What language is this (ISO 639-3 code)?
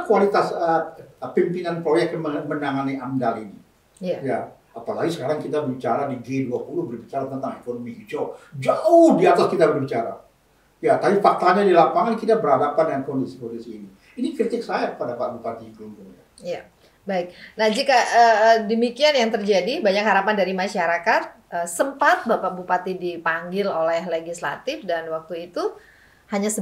ind